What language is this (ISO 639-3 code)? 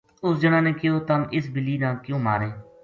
gju